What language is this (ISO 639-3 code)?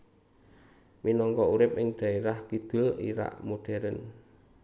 jav